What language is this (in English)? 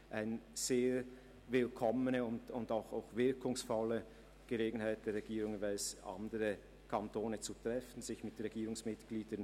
Swiss German